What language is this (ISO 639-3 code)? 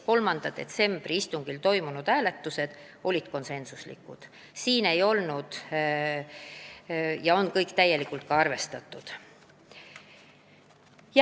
est